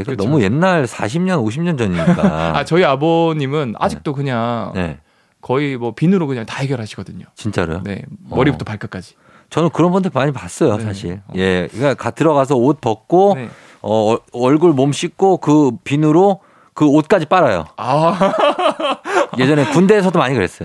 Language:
Korean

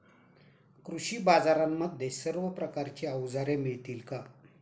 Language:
Marathi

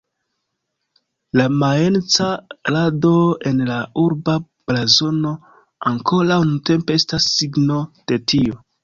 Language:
Esperanto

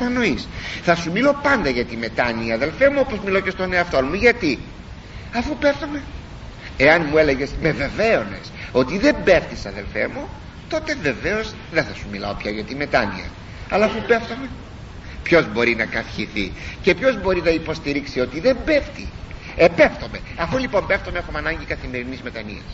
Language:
Greek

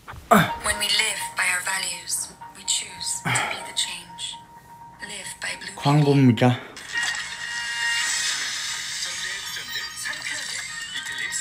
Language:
Korean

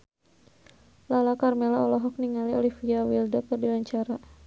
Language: Sundanese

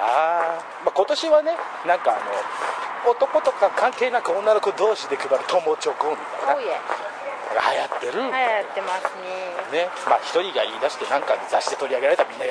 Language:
Japanese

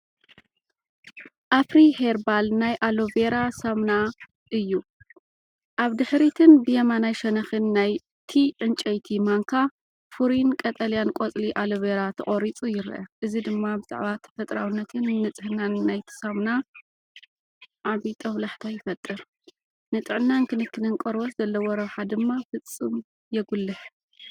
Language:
Tigrinya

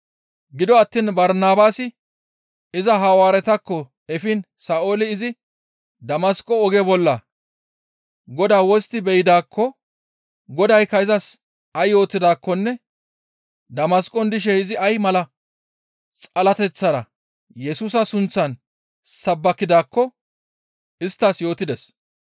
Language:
Gamo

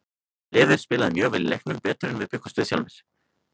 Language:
Icelandic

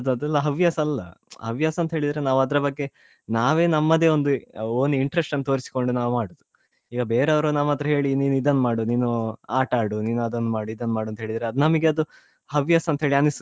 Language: Kannada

